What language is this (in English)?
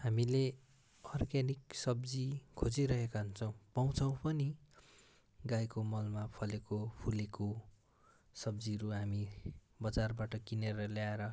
Nepali